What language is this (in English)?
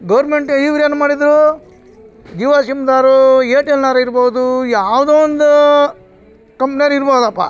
Kannada